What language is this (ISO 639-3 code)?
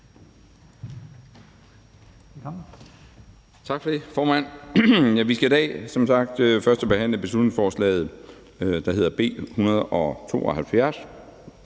dan